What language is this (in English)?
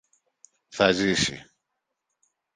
Greek